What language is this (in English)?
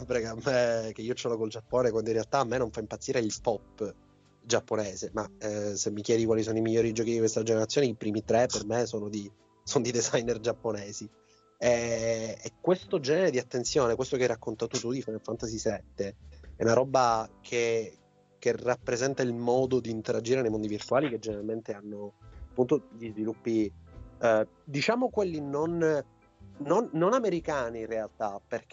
Italian